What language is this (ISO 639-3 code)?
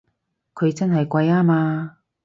yue